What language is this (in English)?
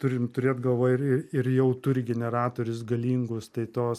Lithuanian